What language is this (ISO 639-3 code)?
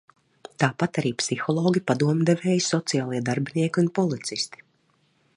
lav